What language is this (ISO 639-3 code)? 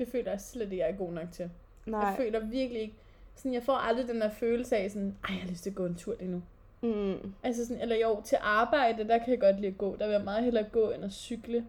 dan